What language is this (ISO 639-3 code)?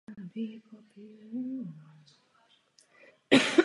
ces